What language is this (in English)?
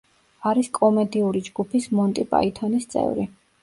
Georgian